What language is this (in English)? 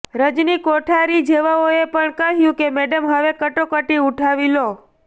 Gujarati